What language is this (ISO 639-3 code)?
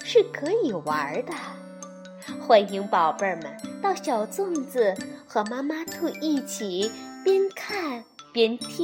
zho